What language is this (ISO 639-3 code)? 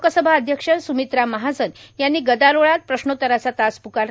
mar